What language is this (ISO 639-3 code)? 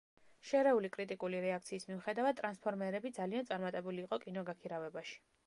kat